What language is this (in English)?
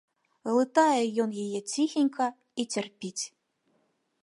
Belarusian